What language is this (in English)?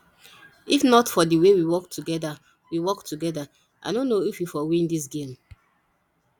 Nigerian Pidgin